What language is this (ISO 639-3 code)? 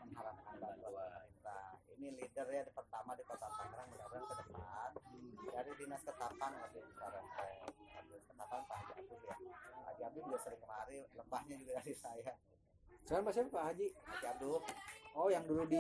ind